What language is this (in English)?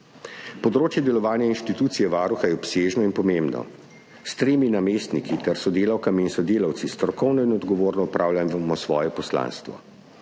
Slovenian